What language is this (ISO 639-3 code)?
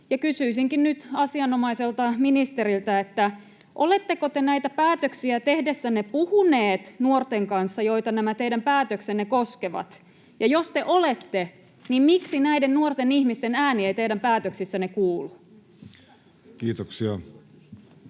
fin